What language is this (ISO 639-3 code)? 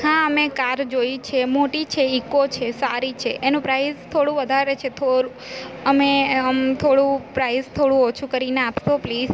guj